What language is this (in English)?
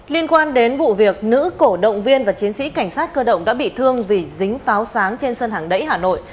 Vietnamese